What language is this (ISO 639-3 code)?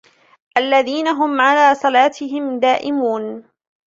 ara